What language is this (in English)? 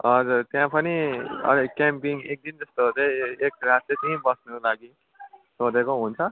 Nepali